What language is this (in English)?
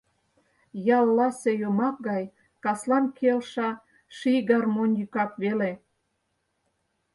Mari